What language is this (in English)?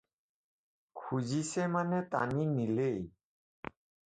Assamese